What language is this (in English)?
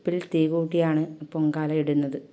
Malayalam